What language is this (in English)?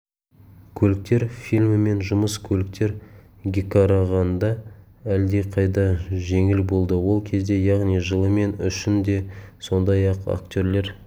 Kazakh